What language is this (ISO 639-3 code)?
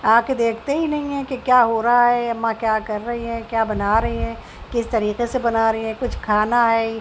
urd